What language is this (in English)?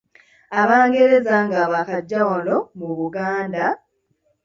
Ganda